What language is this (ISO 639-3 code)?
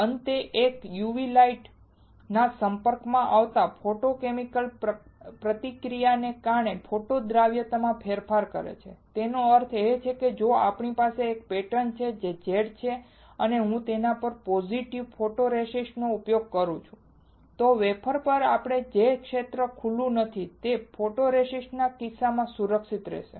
guj